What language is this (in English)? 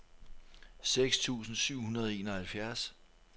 Danish